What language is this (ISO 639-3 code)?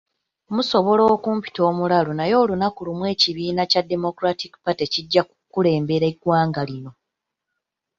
lug